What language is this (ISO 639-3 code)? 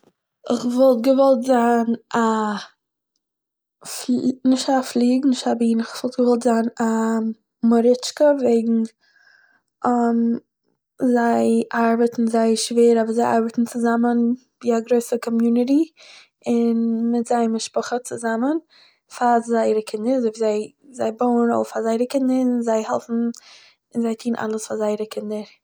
yid